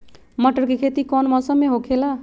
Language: Magahi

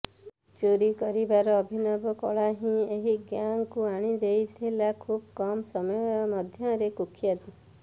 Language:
Odia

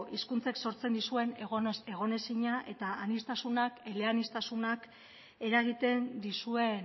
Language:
Basque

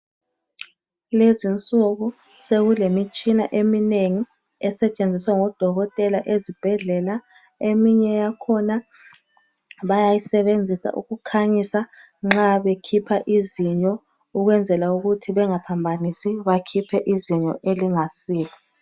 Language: North Ndebele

